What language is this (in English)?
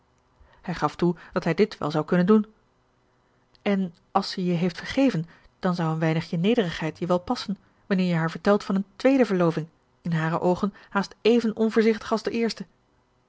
Dutch